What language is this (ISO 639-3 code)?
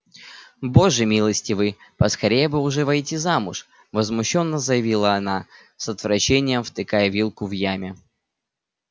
rus